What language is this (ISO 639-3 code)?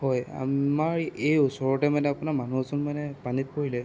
asm